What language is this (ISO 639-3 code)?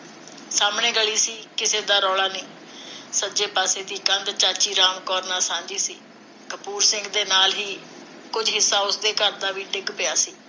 pan